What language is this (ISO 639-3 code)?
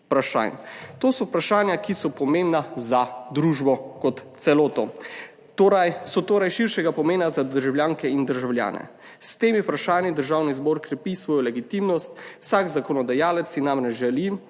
slv